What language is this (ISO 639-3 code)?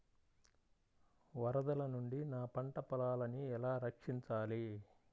tel